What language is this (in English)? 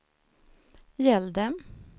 Swedish